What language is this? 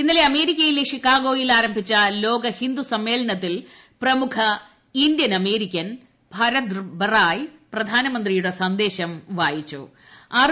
Malayalam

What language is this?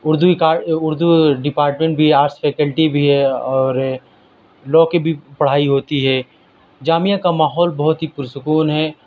Urdu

